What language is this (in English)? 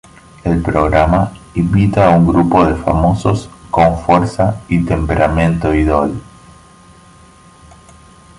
Spanish